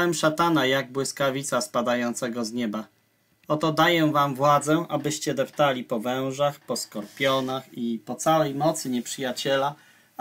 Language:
Polish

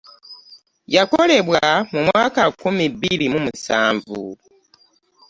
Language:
Ganda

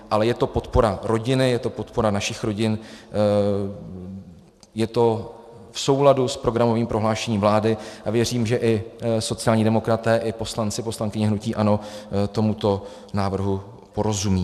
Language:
Czech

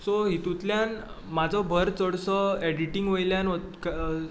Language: Konkani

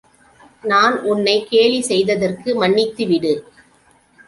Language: Tamil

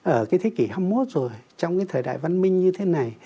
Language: Vietnamese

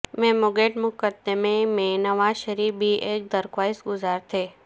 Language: Urdu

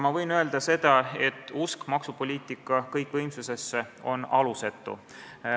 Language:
Estonian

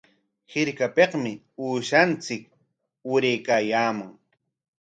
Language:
Corongo Ancash Quechua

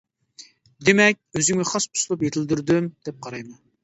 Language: Uyghur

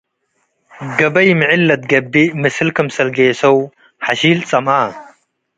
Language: Tigre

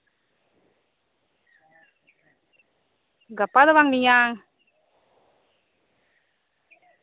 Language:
Santali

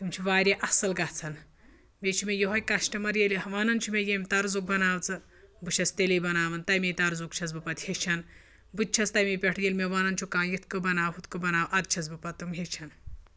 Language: Kashmiri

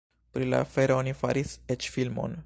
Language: Esperanto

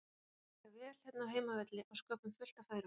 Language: Icelandic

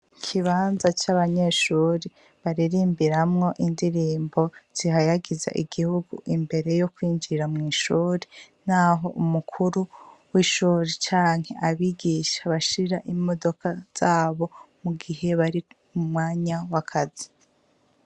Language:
Rundi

